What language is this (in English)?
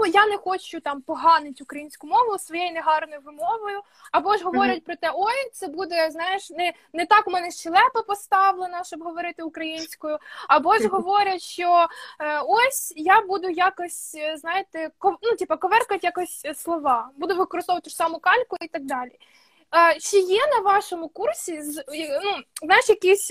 Ukrainian